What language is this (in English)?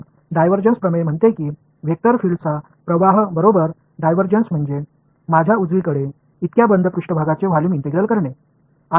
Tamil